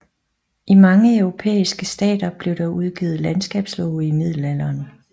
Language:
Danish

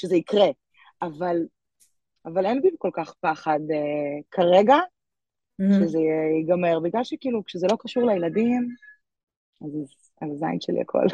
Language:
Hebrew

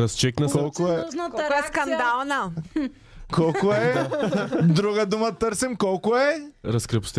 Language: Bulgarian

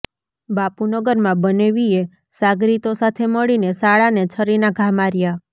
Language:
Gujarati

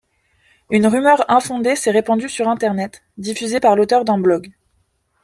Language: French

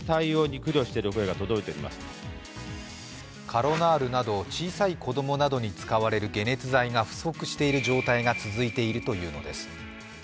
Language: Japanese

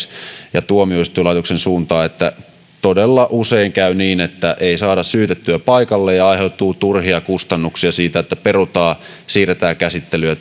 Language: Finnish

